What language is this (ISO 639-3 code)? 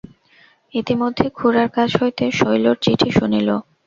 ben